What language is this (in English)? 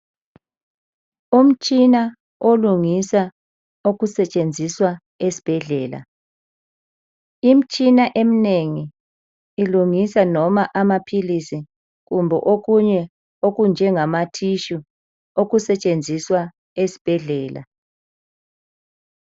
North Ndebele